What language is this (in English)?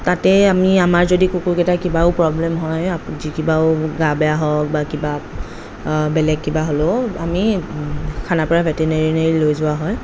Assamese